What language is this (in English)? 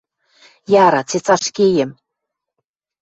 Western Mari